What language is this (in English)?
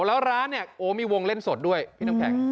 Thai